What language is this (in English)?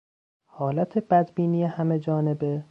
Persian